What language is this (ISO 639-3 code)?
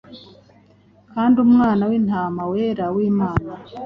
kin